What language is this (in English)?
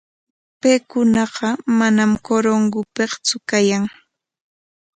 Corongo Ancash Quechua